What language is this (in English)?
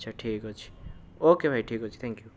Odia